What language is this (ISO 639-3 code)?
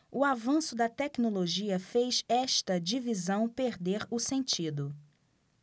por